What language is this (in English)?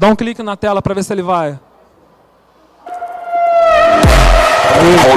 Portuguese